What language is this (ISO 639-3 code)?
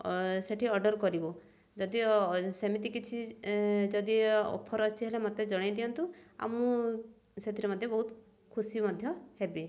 ori